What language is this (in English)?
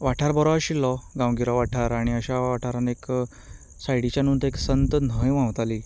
Konkani